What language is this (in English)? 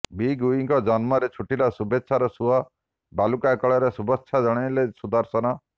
Odia